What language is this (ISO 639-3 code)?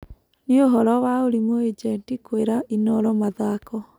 kik